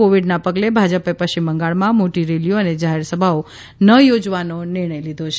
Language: Gujarati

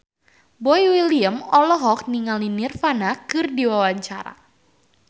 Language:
Sundanese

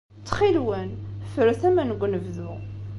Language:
Kabyle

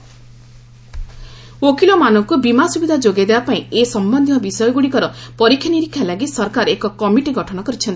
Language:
Odia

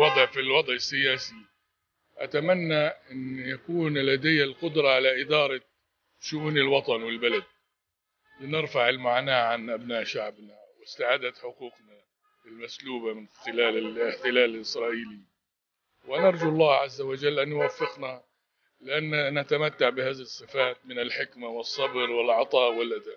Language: Arabic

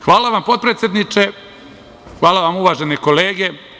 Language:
Serbian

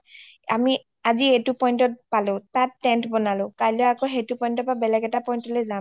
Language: Assamese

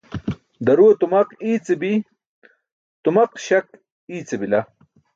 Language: Burushaski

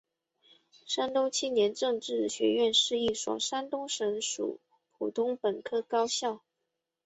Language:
Chinese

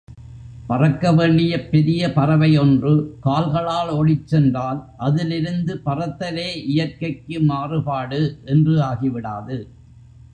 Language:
Tamil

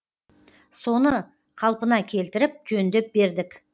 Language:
Kazakh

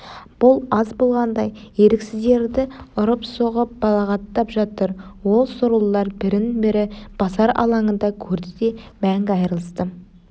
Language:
Kazakh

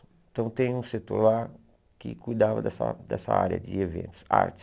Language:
Portuguese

